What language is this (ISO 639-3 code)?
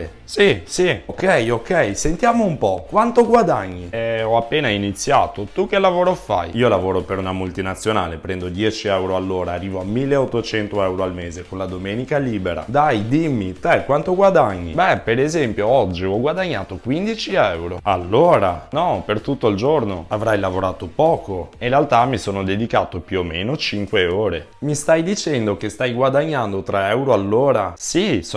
ita